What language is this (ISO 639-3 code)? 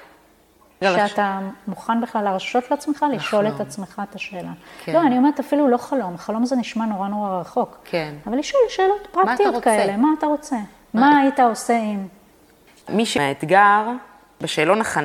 heb